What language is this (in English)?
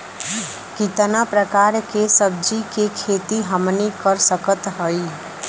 Bhojpuri